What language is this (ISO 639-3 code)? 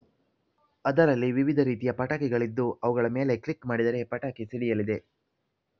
kan